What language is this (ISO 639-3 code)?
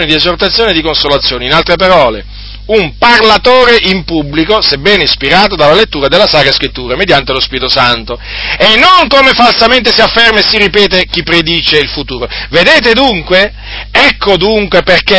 ita